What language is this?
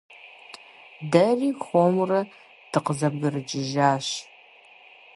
Kabardian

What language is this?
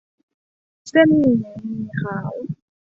Thai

